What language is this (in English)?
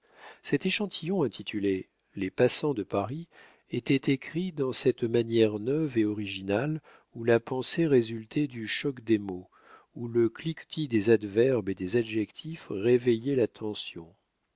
French